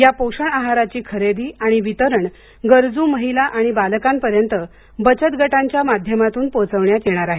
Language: Marathi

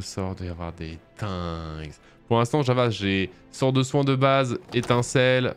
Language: French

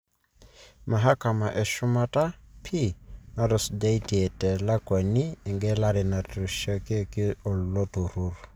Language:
Masai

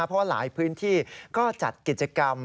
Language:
Thai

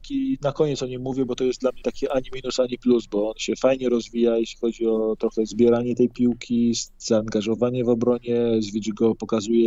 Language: Polish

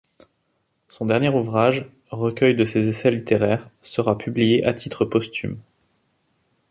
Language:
French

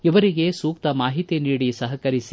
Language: Kannada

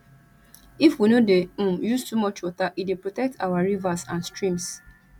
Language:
Nigerian Pidgin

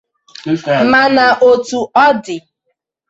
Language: Igbo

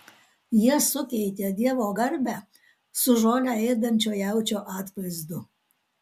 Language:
Lithuanian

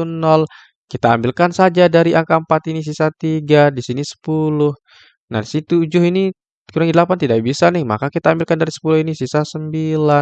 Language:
Indonesian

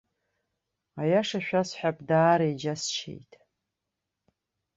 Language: Abkhazian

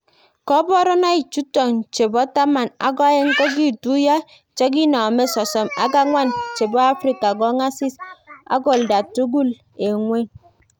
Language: Kalenjin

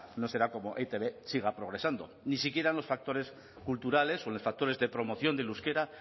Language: Spanish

